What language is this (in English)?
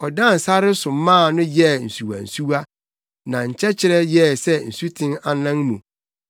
Akan